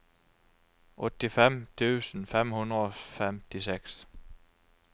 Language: Norwegian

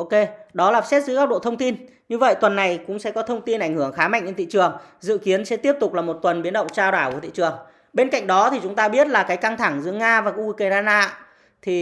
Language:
Vietnamese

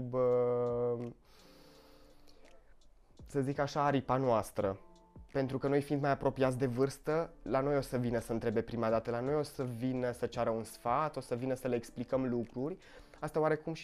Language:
Romanian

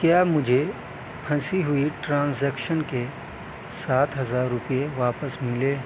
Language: Urdu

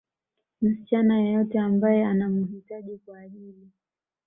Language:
Swahili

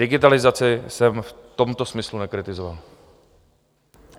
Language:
Czech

